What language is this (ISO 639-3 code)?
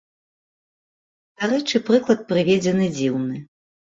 bel